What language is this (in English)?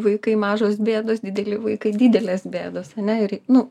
Lithuanian